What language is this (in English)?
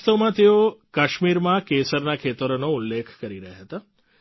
Gujarati